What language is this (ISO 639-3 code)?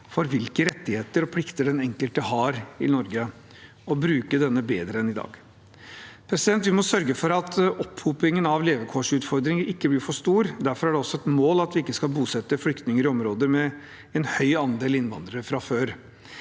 nor